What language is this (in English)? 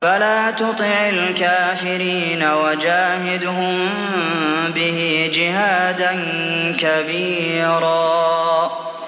Arabic